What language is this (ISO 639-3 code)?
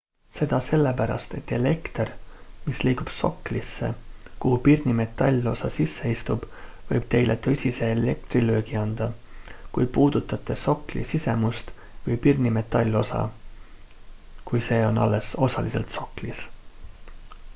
est